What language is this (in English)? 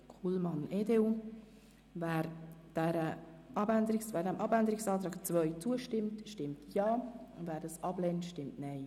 Swiss German